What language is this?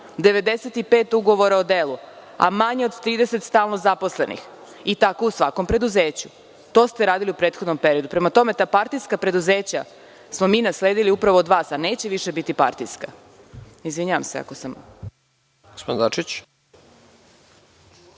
Serbian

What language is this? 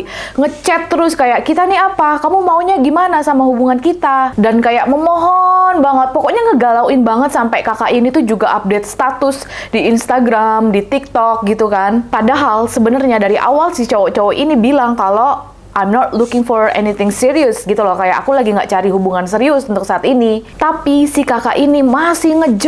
Indonesian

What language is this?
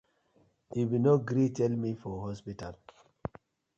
Nigerian Pidgin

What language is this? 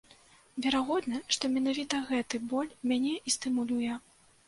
Belarusian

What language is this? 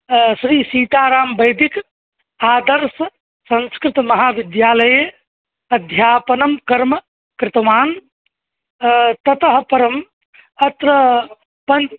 Sanskrit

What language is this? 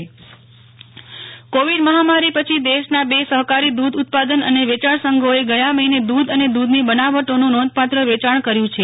Gujarati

